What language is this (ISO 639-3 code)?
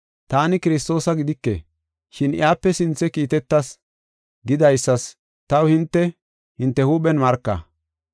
gof